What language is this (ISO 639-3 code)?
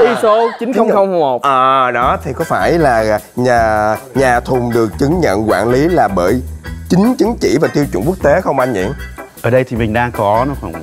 vie